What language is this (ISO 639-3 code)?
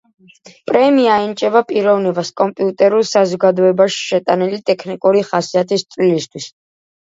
kat